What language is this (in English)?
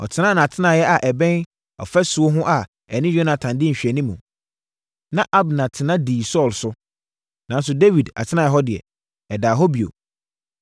Akan